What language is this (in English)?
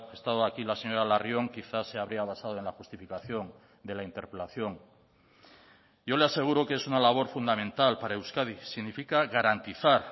Spanish